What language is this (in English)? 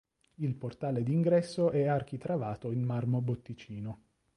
Italian